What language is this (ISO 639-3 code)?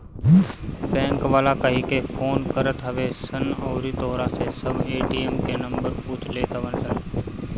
bho